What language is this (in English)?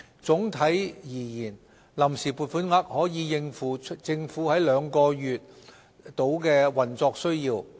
Cantonese